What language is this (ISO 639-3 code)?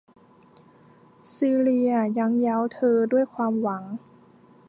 tha